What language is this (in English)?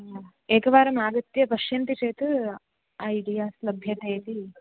Sanskrit